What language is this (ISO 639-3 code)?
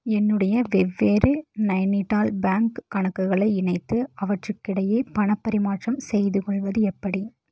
tam